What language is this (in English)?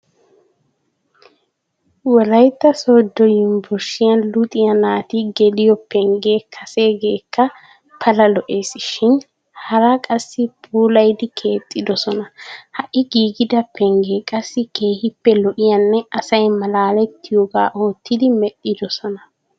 Wolaytta